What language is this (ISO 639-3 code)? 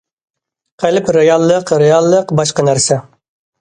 uig